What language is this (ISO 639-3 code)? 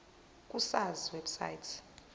zul